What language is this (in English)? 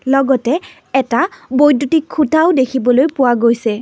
Assamese